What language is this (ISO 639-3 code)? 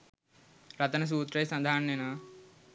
sin